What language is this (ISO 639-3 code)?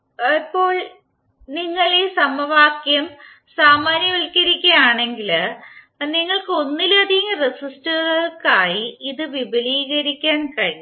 mal